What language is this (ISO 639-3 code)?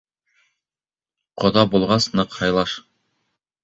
bak